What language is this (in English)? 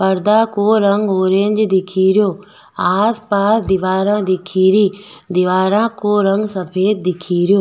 Rajasthani